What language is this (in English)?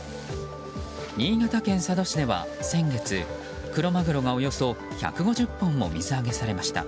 Japanese